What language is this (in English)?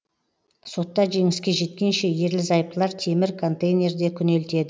Kazakh